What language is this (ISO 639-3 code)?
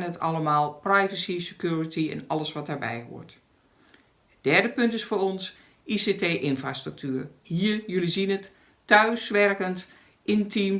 nld